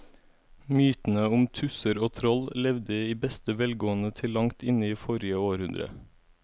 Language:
Norwegian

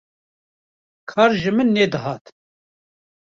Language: Kurdish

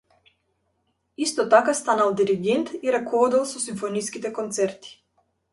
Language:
Macedonian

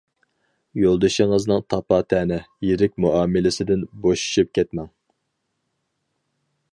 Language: Uyghur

